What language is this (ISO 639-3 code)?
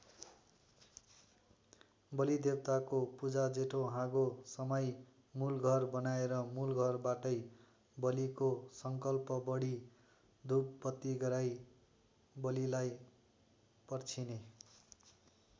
nep